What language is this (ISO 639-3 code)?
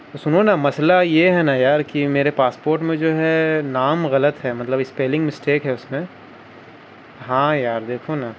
urd